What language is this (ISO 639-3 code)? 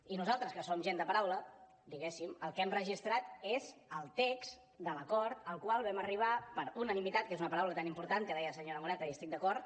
cat